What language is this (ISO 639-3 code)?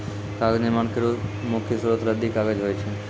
mai